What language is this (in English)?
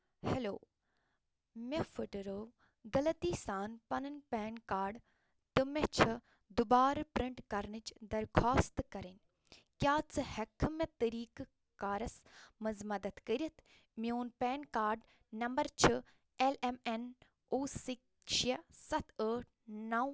Kashmiri